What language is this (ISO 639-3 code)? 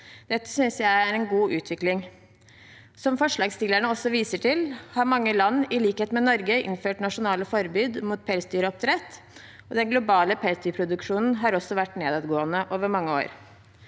nor